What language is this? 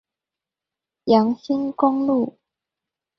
Chinese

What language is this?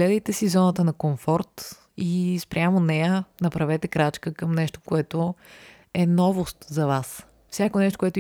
Bulgarian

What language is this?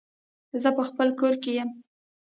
Pashto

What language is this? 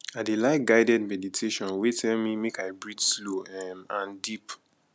Nigerian Pidgin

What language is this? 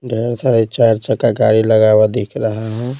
Hindi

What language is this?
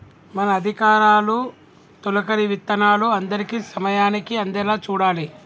Telugu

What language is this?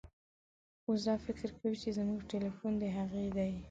Pashto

